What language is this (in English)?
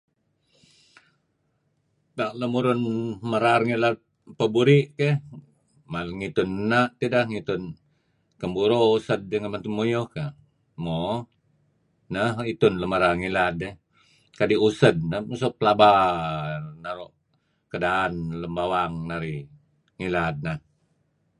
Kelabit